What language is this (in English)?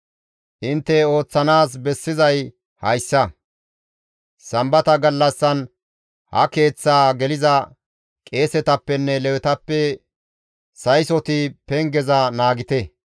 Gamo